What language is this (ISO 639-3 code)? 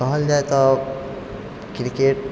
mai